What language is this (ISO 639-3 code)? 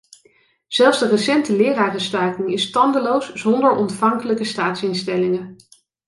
nld